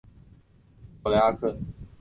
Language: Chinese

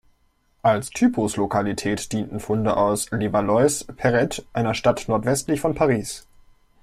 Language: German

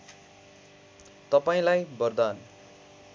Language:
Nepali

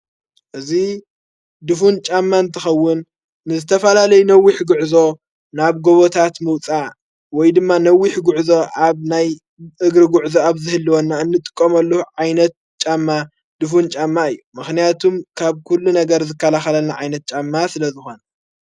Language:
Tigrinya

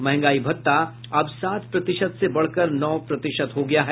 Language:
Hindi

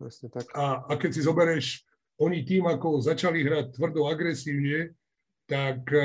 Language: Slovak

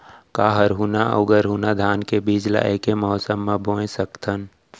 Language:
Chhattisgarhi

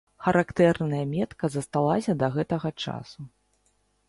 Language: Belarusian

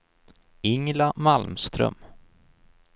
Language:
Swedish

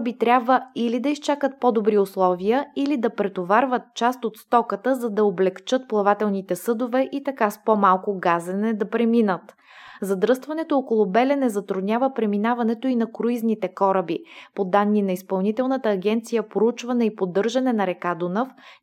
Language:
Bulgarian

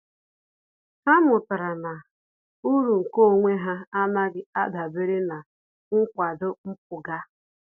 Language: Igbo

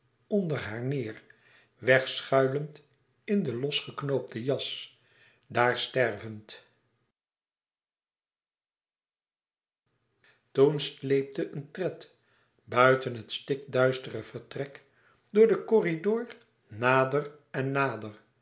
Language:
Dutch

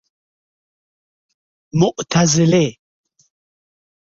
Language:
Persian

